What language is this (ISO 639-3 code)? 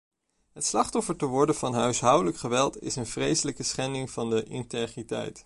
nld